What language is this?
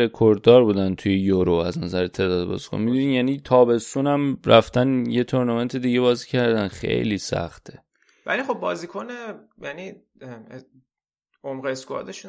Persian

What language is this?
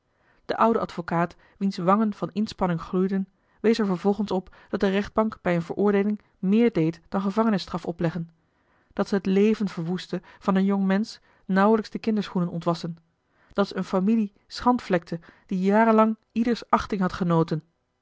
Dutch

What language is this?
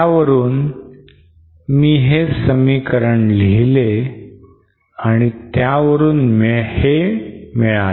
Marathi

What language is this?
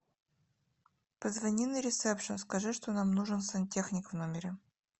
Russian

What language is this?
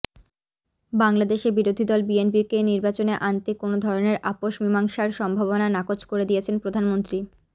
Bangla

